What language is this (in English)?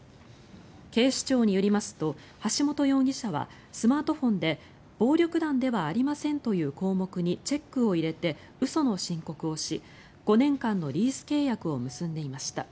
Japanese